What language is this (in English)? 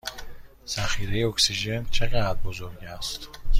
Persian